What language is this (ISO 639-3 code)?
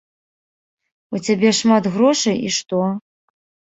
bel